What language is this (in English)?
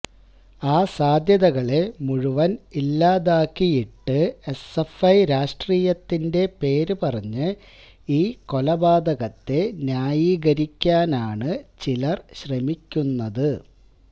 Malayalam